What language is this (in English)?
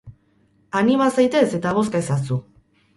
Basque